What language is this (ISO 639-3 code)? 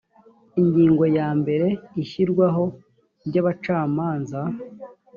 kin